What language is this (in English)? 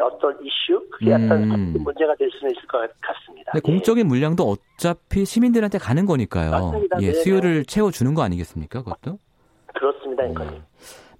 Korean